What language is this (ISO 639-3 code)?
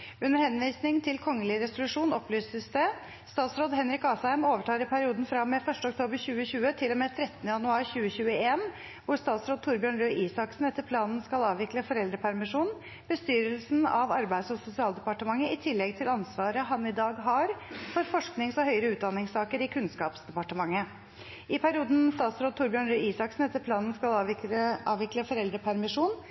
nob